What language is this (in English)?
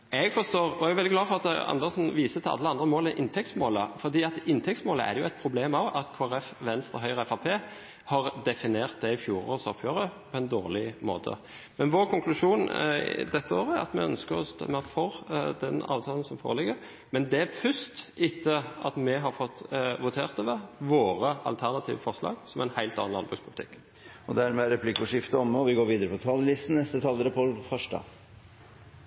Norwegian